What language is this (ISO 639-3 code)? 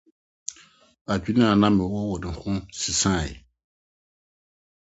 aka